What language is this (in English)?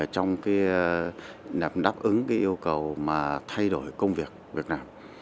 Vietnamese